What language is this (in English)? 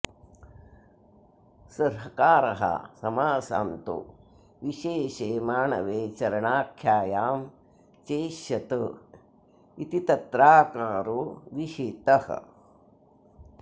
Sanskrit